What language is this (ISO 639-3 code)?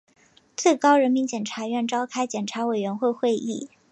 zho